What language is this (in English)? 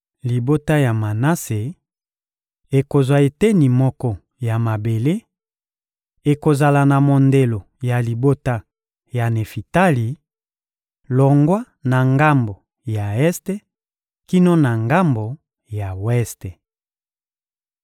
Lingala